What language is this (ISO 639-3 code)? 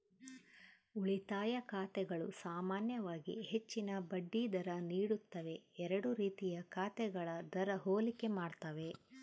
kan